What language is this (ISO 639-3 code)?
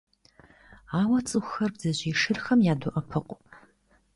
kbd